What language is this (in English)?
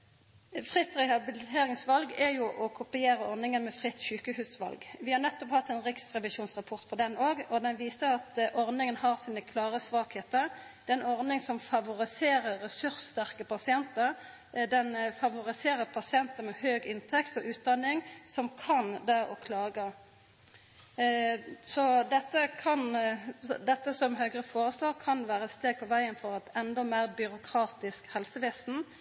Norwegian Nynorsk